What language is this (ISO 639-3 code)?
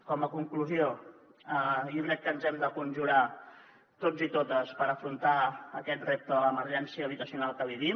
cat